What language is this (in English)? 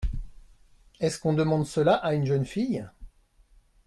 French